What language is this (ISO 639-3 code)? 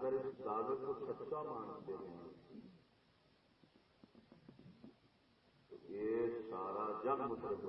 urd